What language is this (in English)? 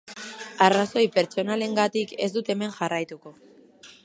Basque